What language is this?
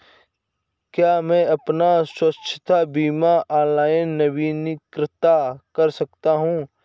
Hindi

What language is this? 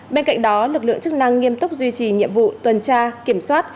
Vietnamese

